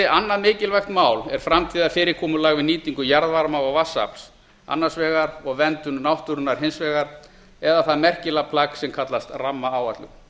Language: Icelandic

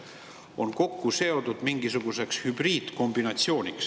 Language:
Estonian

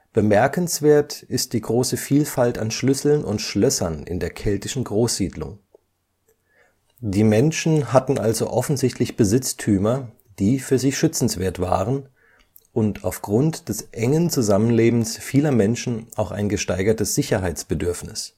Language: German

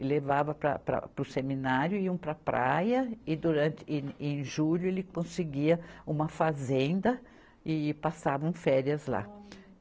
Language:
Portuguese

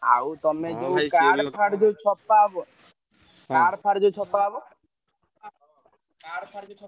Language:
Odia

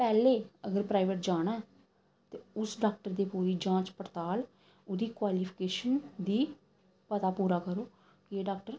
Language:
Dogri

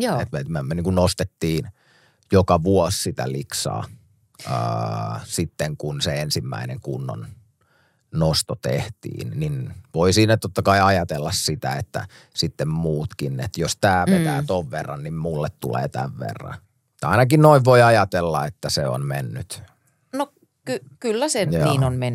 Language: Finnish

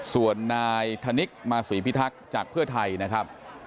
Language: Thai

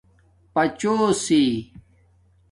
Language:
Domaaki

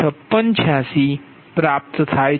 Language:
Gujarati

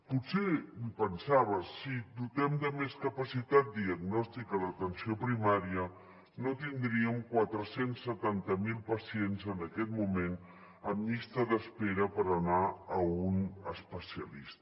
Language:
Catalan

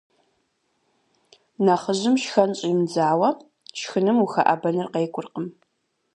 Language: Kabardian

